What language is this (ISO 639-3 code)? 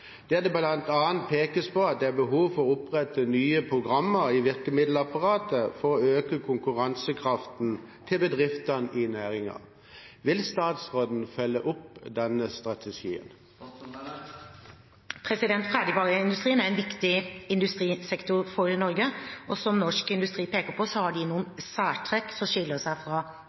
nob